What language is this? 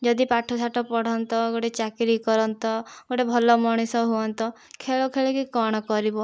Odia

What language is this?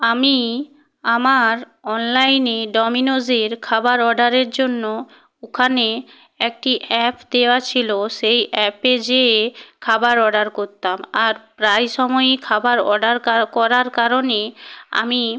Bangla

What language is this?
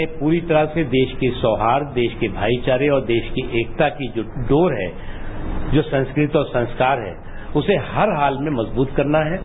Hindi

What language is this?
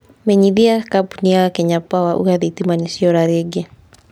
Kikuyu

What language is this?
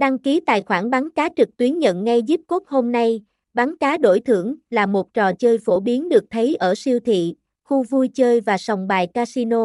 Vietnamese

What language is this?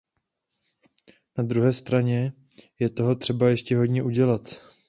Czech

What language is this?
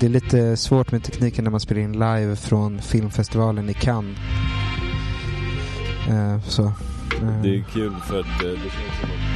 Swedish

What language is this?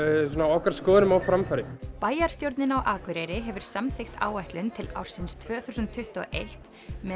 Icelandic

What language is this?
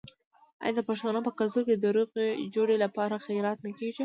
Pashto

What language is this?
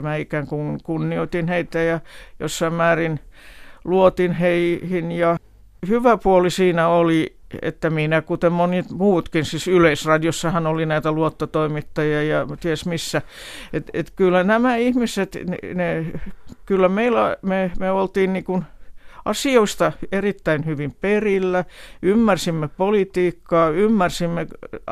Finnish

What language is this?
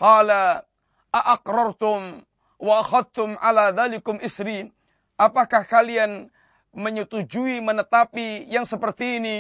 Malay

